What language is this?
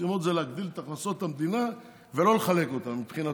Hebrew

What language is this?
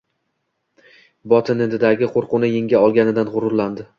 Uzbek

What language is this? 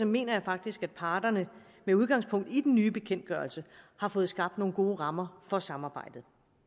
Danish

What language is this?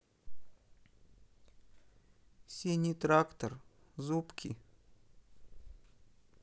Russian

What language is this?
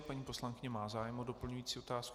Czech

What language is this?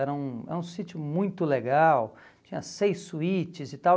Portuguese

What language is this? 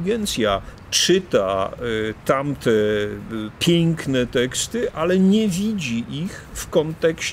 Polish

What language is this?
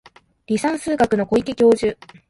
Japanese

